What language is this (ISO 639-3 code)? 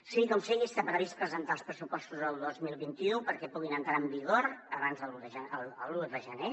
cat